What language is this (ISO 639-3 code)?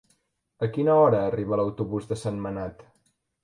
cat